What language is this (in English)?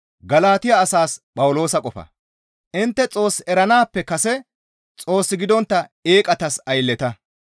Gamo